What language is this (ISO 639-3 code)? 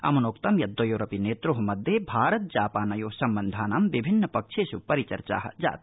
san